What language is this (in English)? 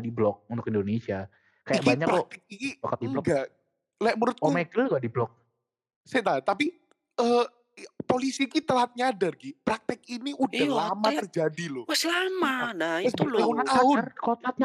Indonesian